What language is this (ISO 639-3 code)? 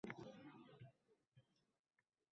uzb